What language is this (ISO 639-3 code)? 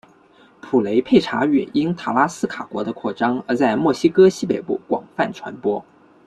zho